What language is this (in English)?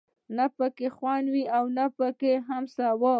Pashto